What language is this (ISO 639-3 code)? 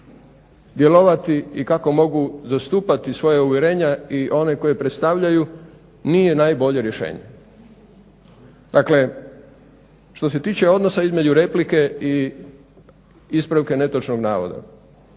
hrv